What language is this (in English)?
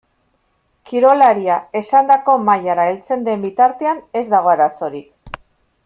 Basque